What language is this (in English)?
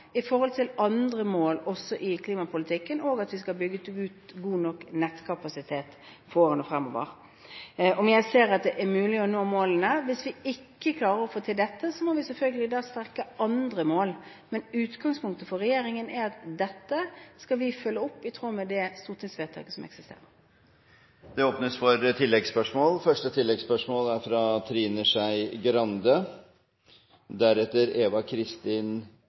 Norwegian Bokmål